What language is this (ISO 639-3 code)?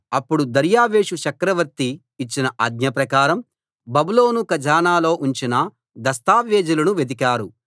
tel